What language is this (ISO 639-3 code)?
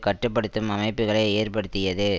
tam